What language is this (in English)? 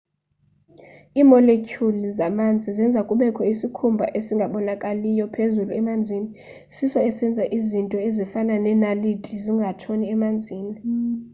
Xhosa